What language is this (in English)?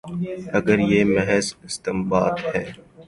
Urdu